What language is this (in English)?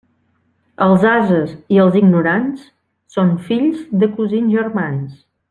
Catalan